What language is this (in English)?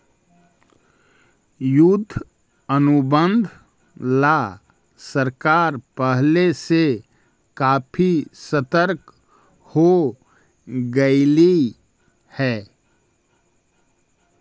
Magahi